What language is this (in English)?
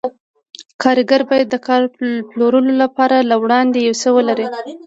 Pashto